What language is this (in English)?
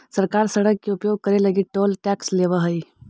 Magahi